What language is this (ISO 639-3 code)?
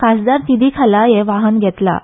kok